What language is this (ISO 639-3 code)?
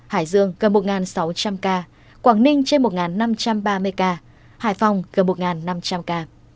vie